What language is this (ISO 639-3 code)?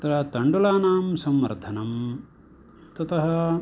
san